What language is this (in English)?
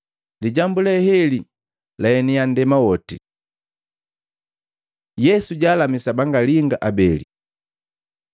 Matengo